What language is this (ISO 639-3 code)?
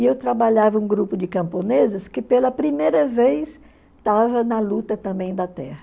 por